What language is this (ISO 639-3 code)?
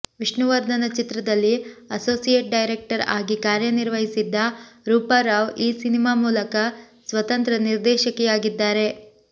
kan